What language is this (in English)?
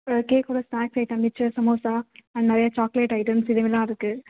Tamil